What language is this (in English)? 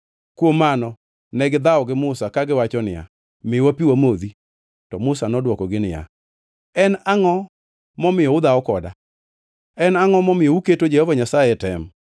Luo (Kenya and Tanzania)